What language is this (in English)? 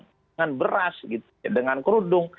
Indonesian